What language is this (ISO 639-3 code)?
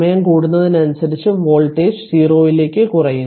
mal